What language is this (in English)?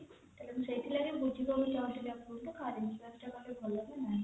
Odia